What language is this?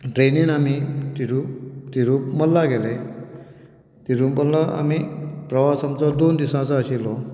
Konkani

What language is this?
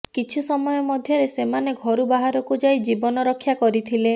Odia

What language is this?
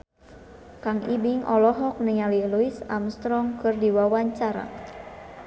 Sundanese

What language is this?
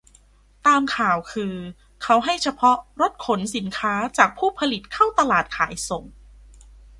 Thai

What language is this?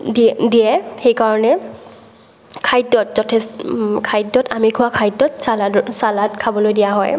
Assamese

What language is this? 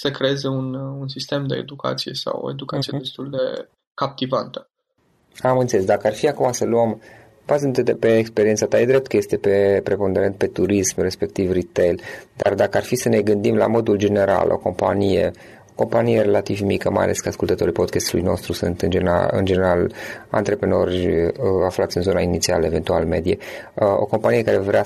Romanian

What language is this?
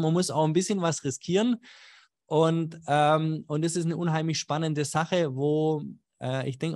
German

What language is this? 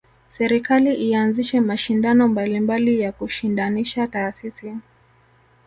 Swahili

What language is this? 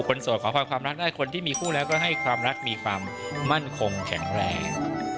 Thai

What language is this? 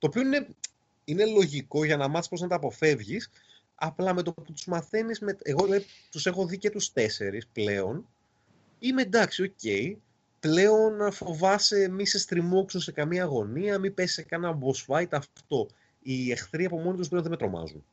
Greek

